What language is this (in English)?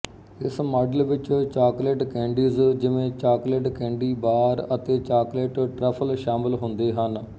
Punjabi